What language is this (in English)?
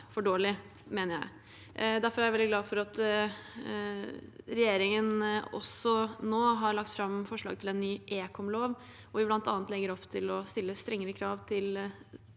Norwegian